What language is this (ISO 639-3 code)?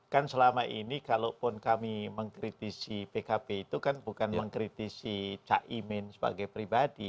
ind